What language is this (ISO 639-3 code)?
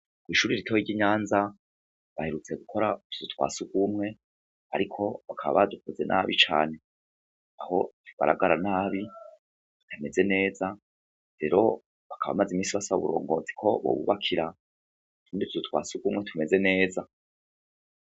run